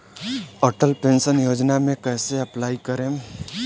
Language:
Bhojpuri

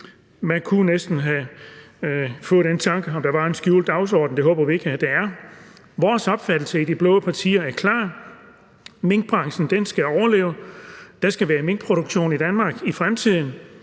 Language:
Danish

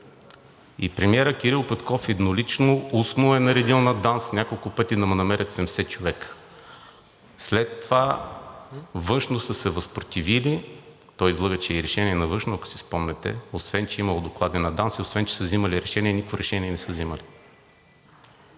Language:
Bulgarian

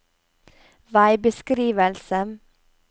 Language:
Norwegian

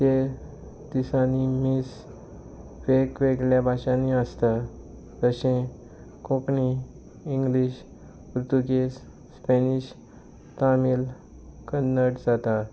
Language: Konkani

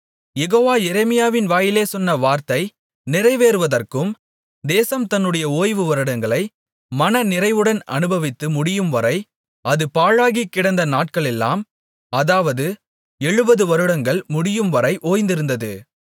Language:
Tamil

